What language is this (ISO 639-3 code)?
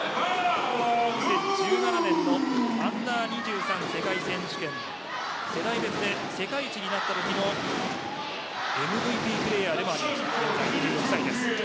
jpn